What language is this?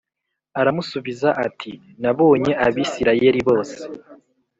Kinyarwanda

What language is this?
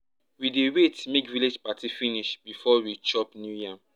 Nigerian Pidgin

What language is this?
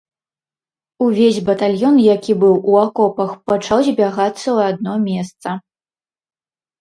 Belarusian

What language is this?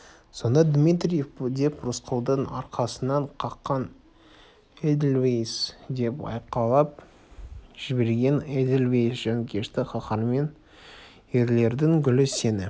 Kazakh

